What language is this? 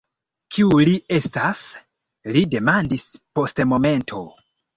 Esperanto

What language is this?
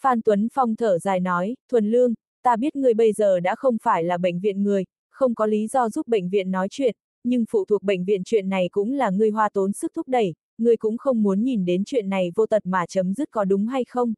Vietnamese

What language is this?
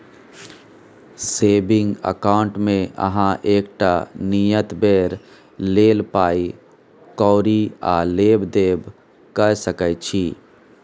Maithili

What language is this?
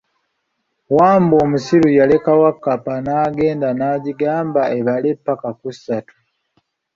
Ganda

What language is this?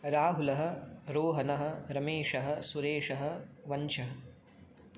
Sanskrit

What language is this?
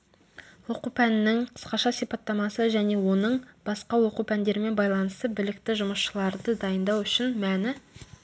Kazakh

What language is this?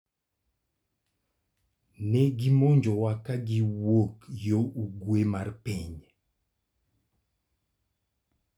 Luo (Kenya and Tanzania)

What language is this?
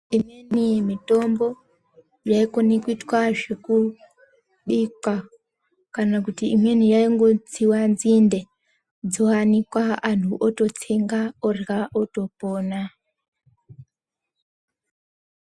Ndau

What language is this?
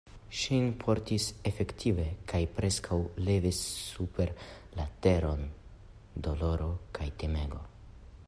Esperanto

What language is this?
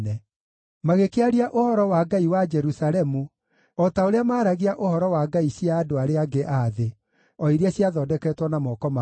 Kikuyu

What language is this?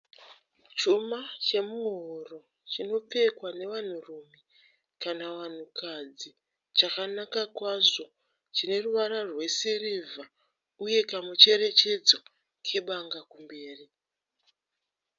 Shona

